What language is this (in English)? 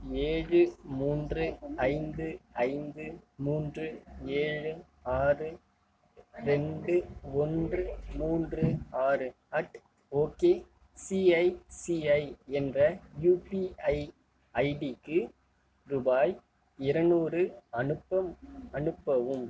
Tamil